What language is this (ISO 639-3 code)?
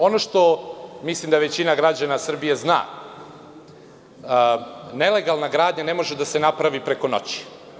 srp